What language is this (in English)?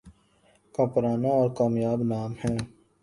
Urdu